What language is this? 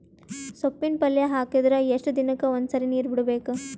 Kannada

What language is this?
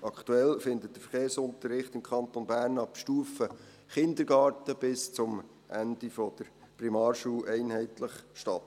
Swiss German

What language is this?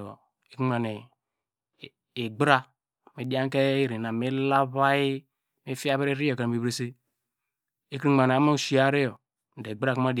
Degema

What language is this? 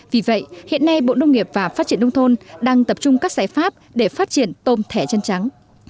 Vietnamese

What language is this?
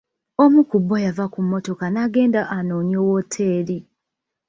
Ganda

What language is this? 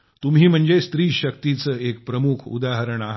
Marathi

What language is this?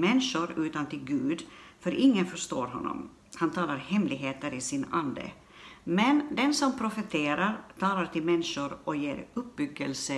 Swedish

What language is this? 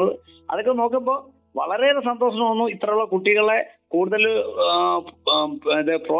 Malayalam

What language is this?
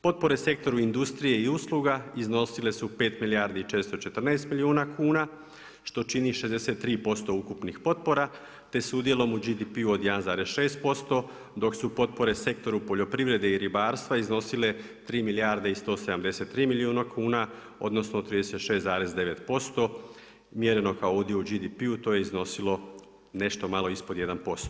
Croatian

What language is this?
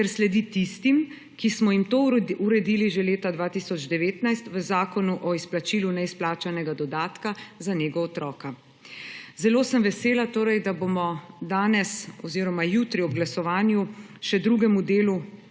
Slovenian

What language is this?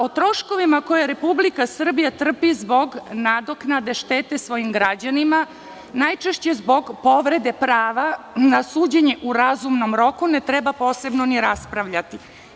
Serbian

